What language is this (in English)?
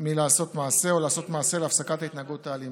Hebrew